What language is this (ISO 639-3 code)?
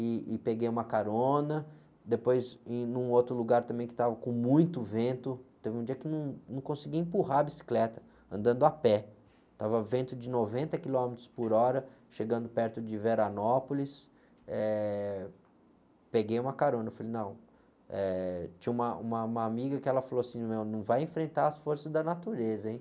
por